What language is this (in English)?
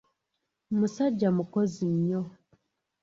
Ganda